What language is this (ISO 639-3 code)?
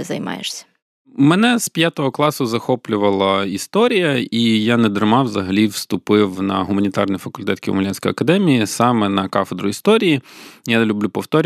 ukr